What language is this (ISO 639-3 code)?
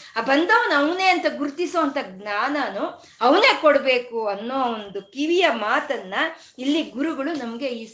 kan